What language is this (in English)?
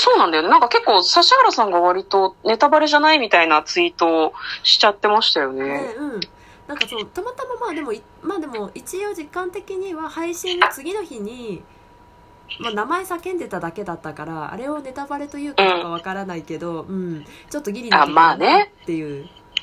Japanese